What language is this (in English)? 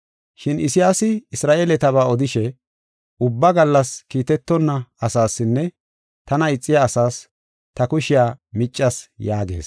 Gofa